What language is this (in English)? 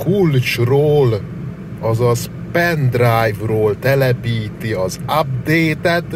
Hungarian